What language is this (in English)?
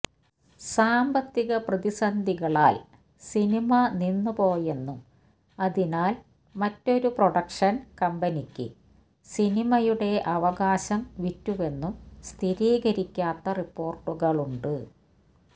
Malayalam